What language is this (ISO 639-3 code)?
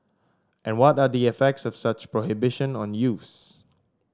eng